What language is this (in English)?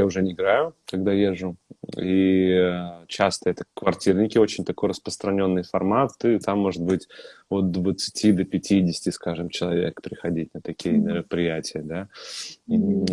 Russian